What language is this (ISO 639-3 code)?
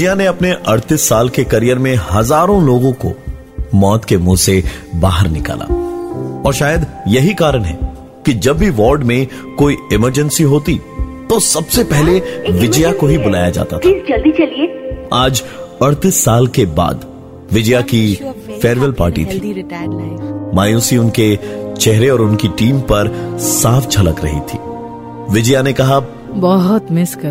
hin